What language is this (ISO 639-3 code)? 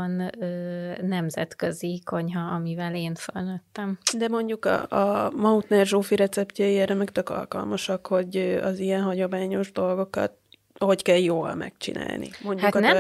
hun